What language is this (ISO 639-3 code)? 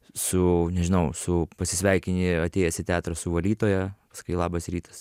lit